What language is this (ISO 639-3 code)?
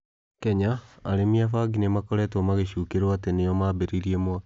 kik